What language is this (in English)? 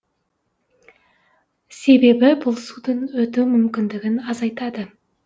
Kazakh